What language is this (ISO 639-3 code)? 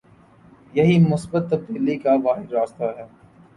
urd